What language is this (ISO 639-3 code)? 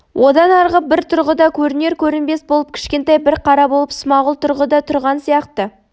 kaz